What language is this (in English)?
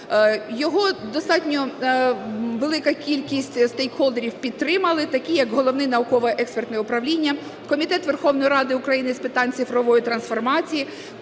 Ukrainian